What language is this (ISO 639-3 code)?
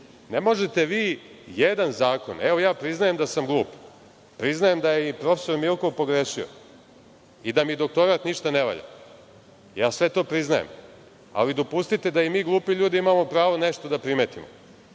srp